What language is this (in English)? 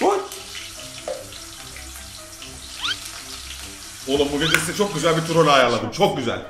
Turkish